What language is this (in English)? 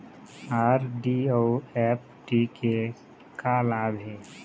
Chhattisgarhi